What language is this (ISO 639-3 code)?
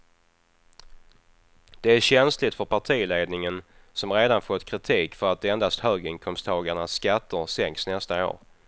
swe